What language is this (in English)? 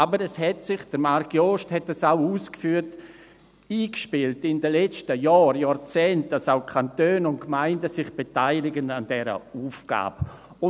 Swiss German